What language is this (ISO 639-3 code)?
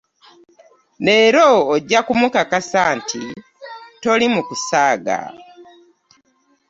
lug